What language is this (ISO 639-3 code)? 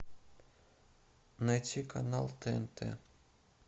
rus